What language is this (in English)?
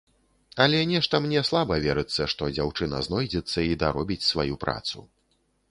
Belarusian